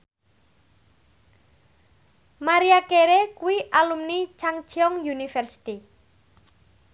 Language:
Javanese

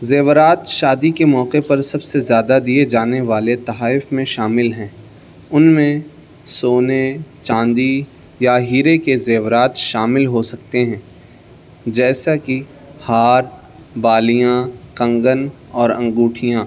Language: Urdu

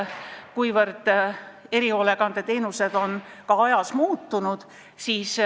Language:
Estonian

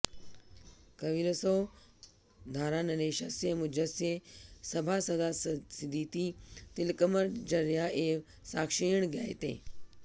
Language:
Sanskrit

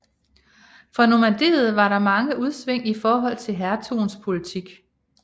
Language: Danish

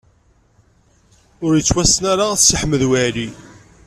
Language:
Kabyle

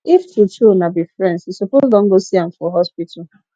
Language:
Nigerian Pidgin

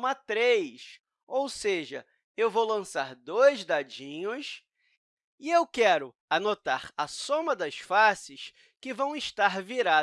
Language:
Portuguese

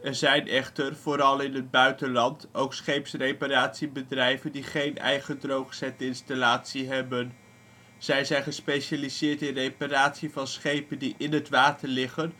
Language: Dutch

